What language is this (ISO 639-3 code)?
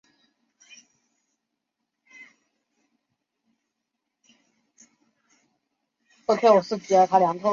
zho